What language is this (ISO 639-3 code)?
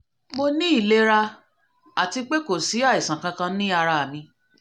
yor